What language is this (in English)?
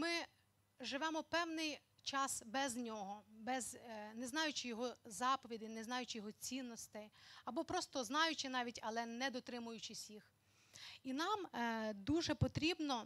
Ukrainian